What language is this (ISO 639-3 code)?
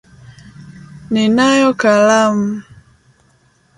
swa